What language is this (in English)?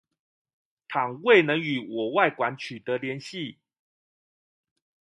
Chinese